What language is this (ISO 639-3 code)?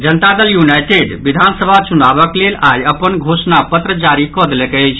mai